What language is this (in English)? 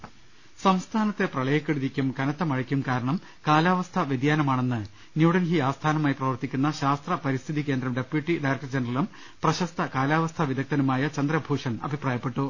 Malayalam